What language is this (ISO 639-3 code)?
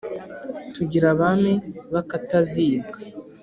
kin